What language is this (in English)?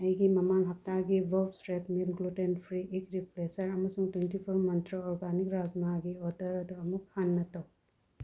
Manipuri